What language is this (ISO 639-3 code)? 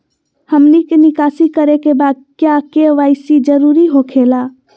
mag